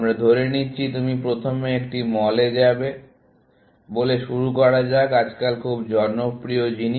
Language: Bangla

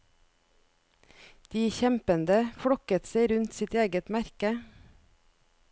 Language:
Norwegian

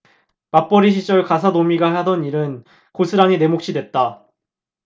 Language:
Korean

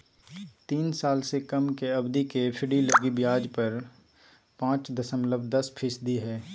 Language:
Magahi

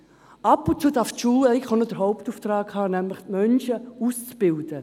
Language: Swiss German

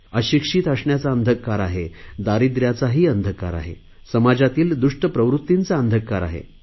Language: Marathi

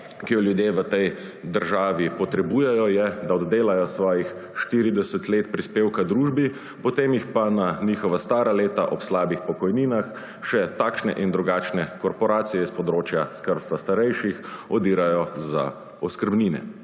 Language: Slovenian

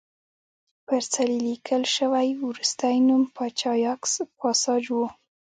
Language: Pashto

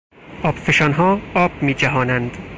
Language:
Persian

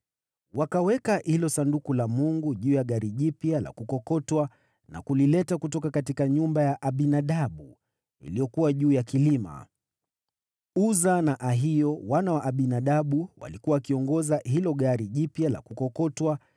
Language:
Swahili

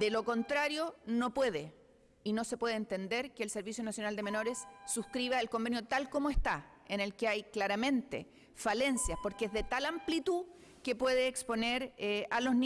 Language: Spanish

